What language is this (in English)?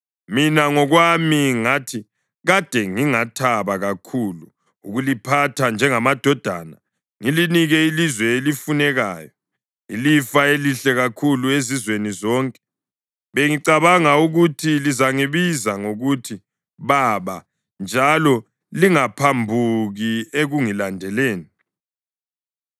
North Ndebele